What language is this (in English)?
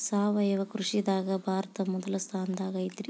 Kannada